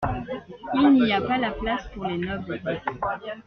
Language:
French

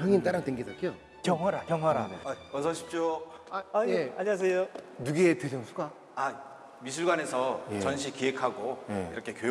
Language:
Korean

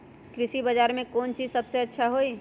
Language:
Magahi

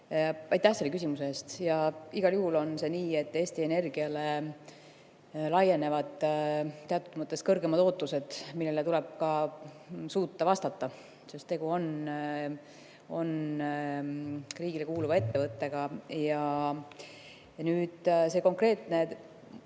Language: Estonian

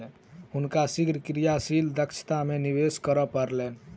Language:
Maithili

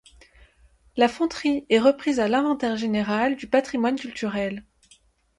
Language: French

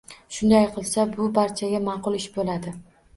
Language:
Uzbek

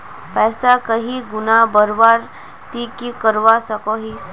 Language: Magahi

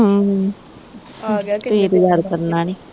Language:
Punjabi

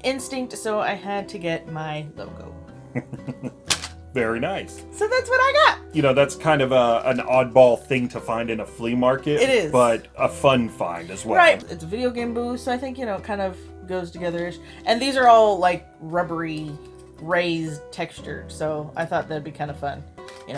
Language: English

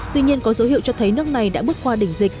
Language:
Vietnamese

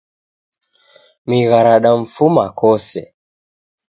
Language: Taita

